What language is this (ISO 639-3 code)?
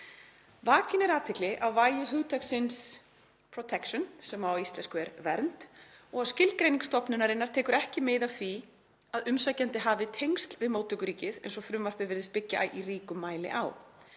isl